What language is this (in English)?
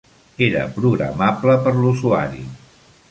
Catalan